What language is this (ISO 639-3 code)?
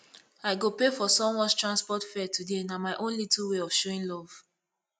pcm